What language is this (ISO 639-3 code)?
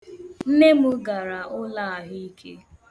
ibo